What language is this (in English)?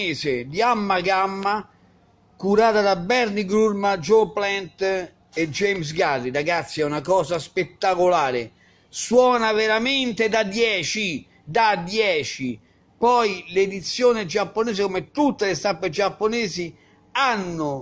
Italian